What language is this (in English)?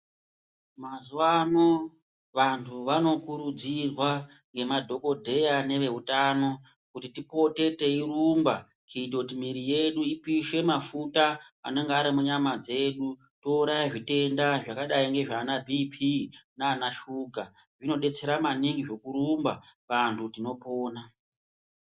Ndau